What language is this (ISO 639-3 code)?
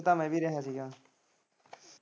pan